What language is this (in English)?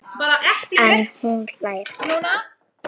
Icelandic